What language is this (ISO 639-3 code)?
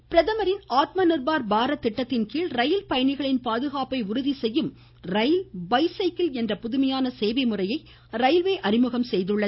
tam